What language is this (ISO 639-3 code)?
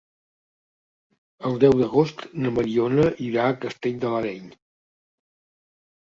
cat